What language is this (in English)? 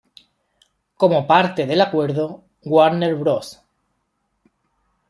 Spanish